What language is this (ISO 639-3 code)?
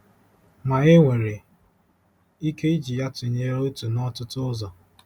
ibo